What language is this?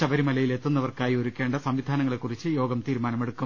Malayalam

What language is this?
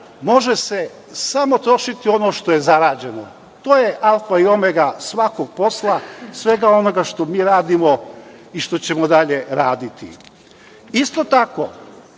Serbian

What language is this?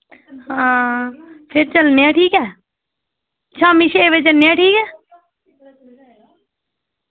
Dogri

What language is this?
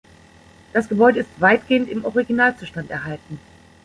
German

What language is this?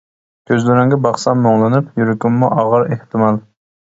Uyghur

